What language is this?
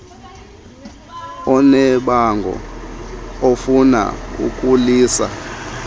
Xhosa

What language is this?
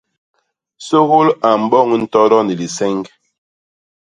Basaa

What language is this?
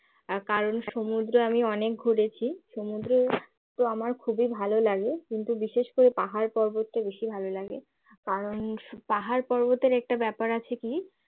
Bangla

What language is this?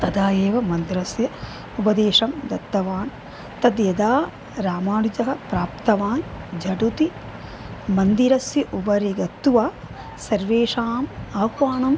Sanskrit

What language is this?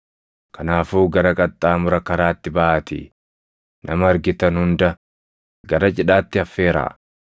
Oromo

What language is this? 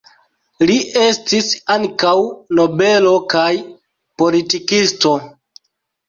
Esperanto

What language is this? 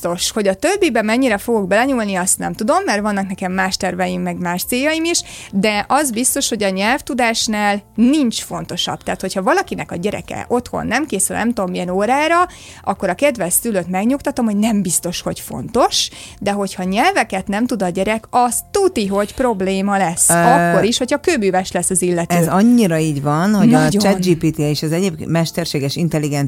Hungarian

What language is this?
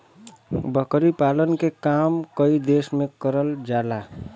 Bhojpuri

